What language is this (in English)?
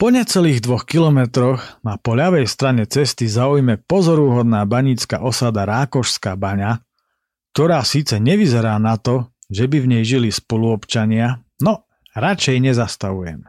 Slovak